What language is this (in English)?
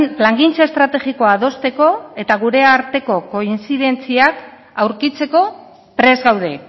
Basque